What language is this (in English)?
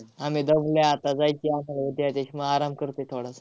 Marathi